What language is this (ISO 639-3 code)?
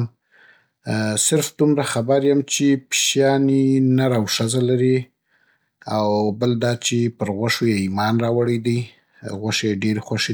pbt